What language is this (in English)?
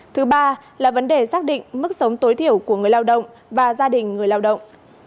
Vietnamese